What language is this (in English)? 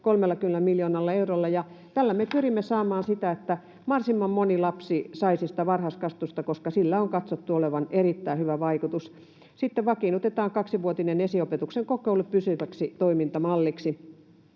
Finnish